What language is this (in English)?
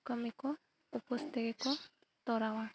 Santali